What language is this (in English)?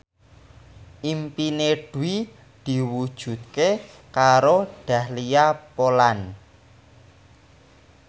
Javanese